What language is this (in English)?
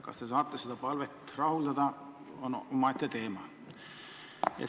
Estonian